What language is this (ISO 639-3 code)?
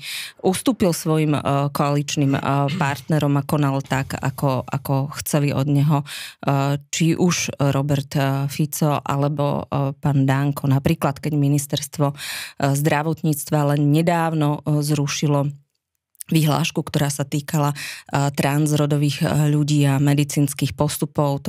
slk